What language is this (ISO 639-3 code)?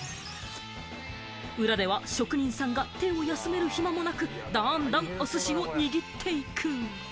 jpn